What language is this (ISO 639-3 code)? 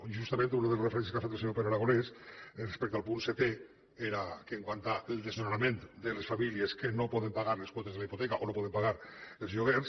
cat